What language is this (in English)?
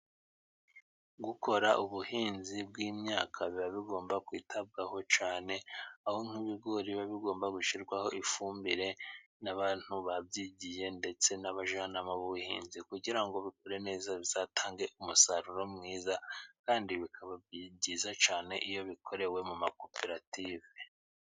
Kinyarwanda